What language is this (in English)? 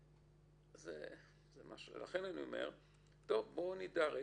Hebrew